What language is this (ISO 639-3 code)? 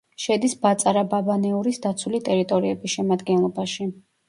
kat